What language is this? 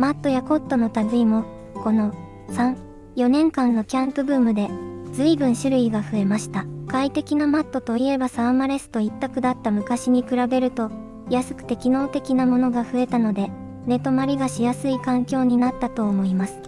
Japanese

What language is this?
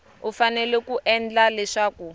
Tsonga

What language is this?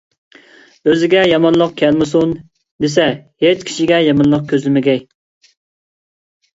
Uyghur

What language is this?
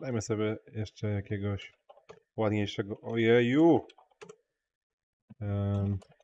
Polish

